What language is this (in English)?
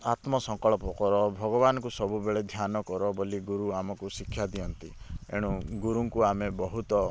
Odia